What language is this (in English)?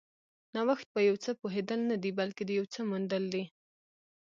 Pashto